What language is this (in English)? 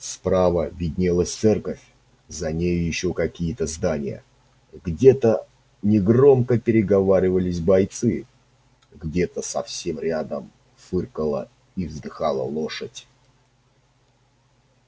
Russian